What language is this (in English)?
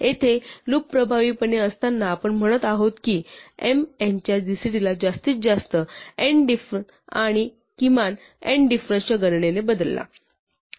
Marathi